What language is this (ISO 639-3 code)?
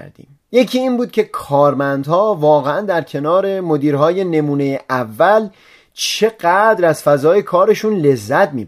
fas